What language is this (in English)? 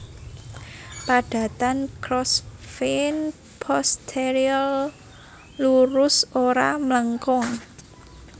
Javanese